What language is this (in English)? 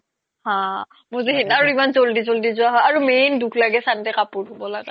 Assamese